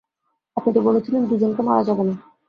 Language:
Bangla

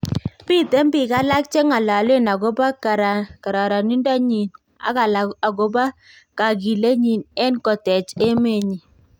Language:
Kalenjin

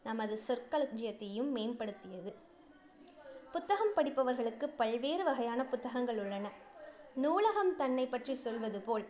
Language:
Tamil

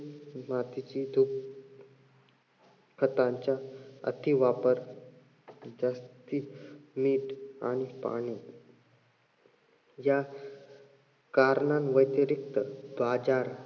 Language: Marathi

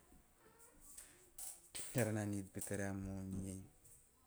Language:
Teop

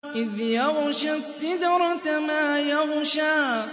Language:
Arabic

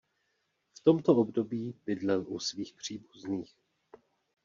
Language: Czech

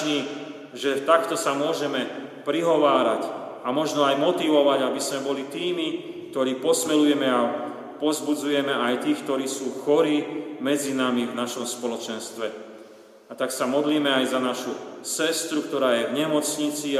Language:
Slovak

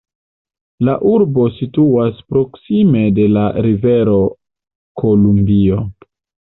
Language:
Esperanto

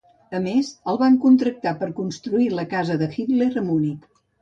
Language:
Catalan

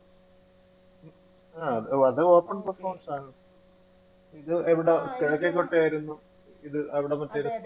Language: Malayalam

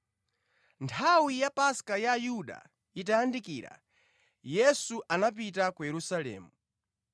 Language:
Nyanja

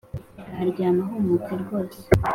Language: Kinyarwanda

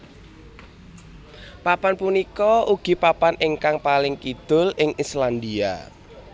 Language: Javanese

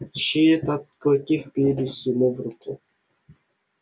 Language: Russian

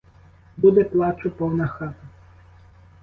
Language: Ukrainian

